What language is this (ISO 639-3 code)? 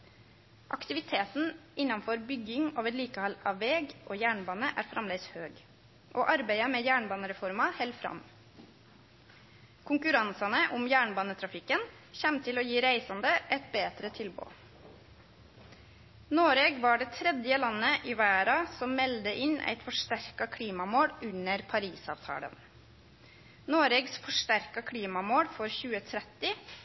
nno